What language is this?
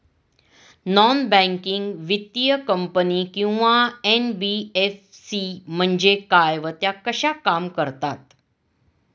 Marathi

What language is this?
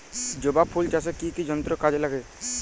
Bangla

